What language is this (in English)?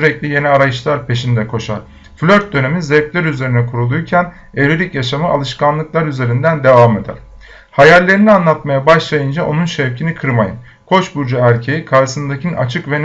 Turkish